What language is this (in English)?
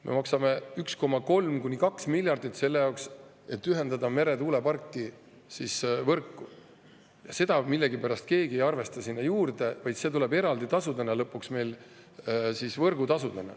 Estonian